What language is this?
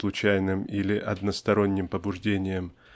Russian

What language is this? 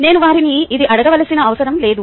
Telugu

